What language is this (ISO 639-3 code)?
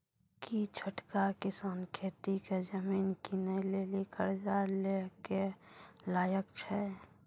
mai